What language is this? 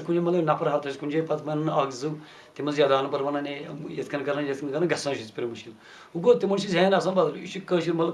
English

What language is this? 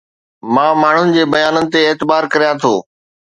Sindhi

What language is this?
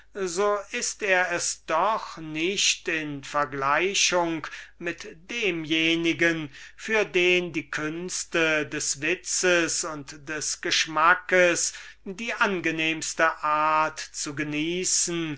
German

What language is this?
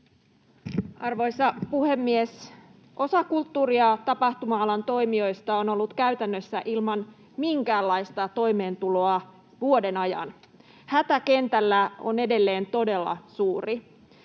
Finnish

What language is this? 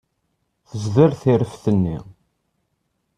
Kabyle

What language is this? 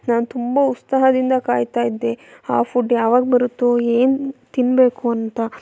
Kannada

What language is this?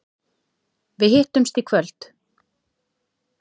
Icelandic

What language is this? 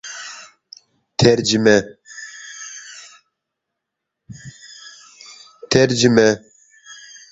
Turkmen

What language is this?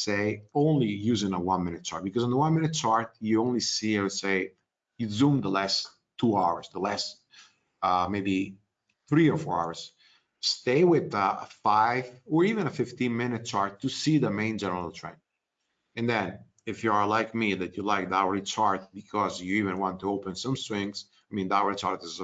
English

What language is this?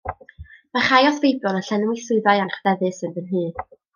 Welsh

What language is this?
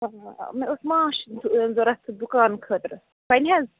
Kashmiri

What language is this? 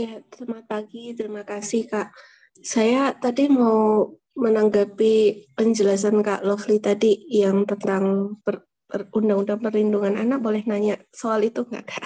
Indonesian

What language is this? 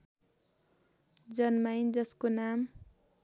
Nepali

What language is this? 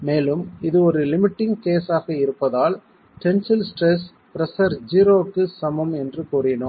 Tamil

